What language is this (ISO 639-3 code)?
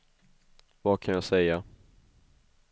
swe